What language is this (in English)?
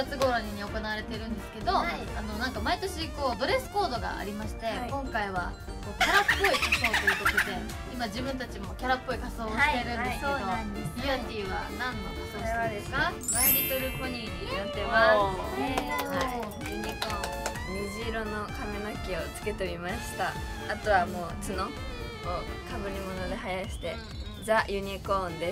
Japanese